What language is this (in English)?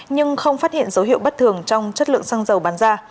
Vietnamese